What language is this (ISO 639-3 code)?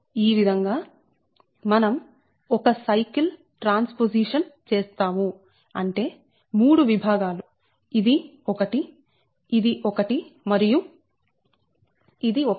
tel